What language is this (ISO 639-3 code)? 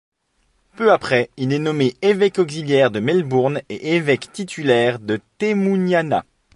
fra